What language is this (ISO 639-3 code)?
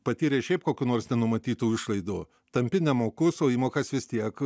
lit